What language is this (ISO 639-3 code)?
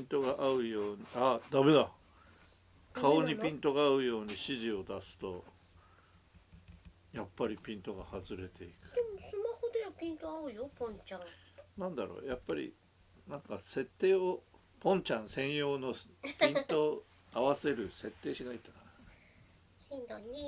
jpn